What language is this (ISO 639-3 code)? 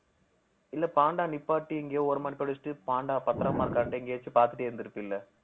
tam